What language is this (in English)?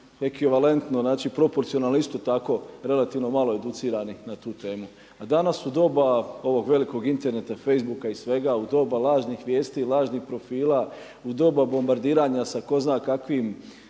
Croatian